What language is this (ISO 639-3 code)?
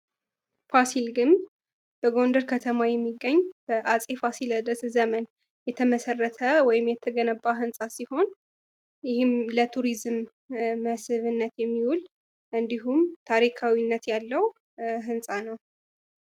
amh